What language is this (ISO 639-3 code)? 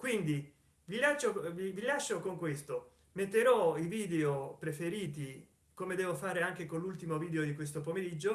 ita